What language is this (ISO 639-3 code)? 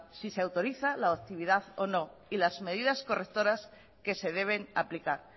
spa